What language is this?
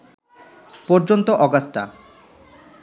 Bangla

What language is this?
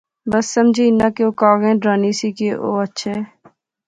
Pahari-Potwari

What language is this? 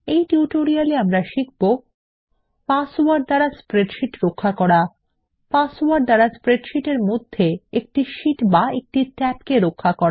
Bangla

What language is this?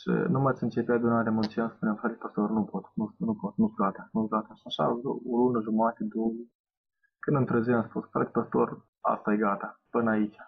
Romanian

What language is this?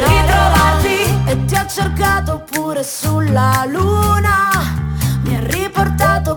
Italian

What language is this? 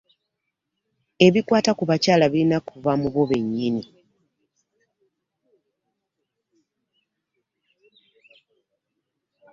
Ganda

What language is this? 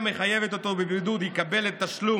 Hebrew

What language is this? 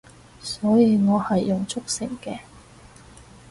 Cantonese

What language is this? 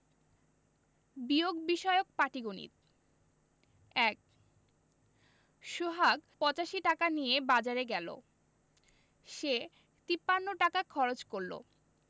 Bangla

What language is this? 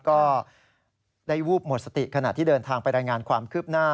Thai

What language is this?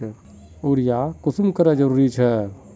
Magahi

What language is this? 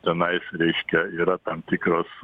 Lithuanian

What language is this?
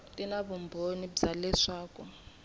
Tsonga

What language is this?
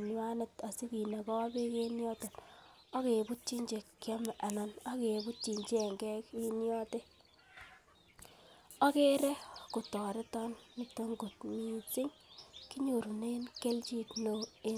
Kalenjin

